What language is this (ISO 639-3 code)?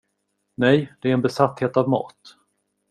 swe